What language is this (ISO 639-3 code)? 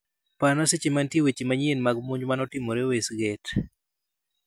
luo